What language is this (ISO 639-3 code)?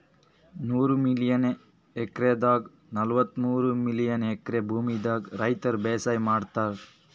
kan